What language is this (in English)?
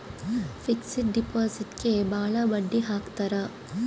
Kannada